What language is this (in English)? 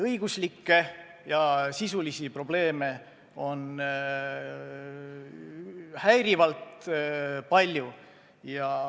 Estonian